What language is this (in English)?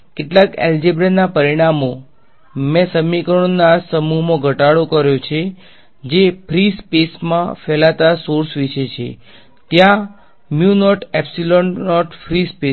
Gujarati